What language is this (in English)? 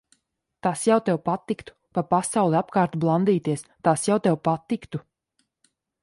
Latvian